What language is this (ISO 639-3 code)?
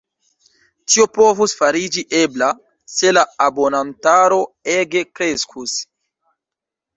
epo